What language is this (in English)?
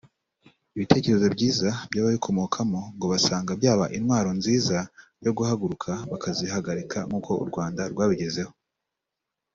Kinyarwanda